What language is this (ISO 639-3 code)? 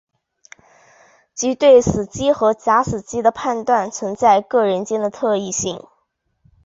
zho